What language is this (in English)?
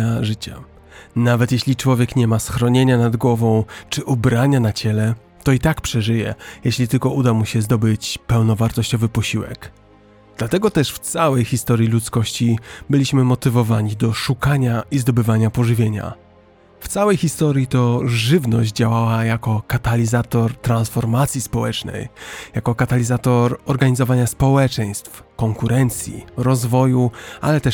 Polish